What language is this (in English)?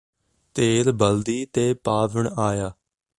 Punjabi